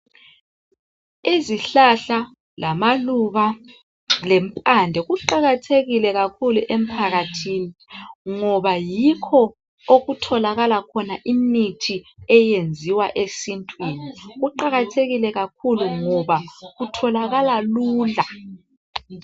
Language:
North Ndebele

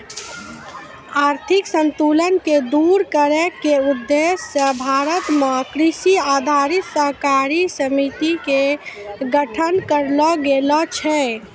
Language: Maithili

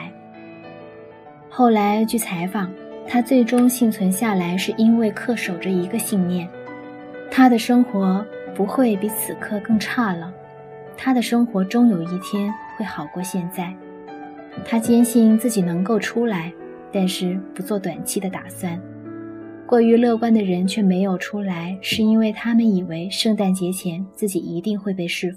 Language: Chinese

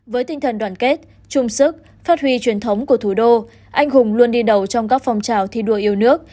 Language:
Vietnamese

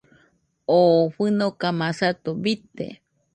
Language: Nüpode Huitoto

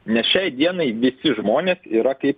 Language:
Lithuanian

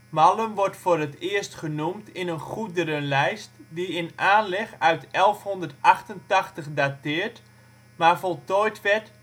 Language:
Dutch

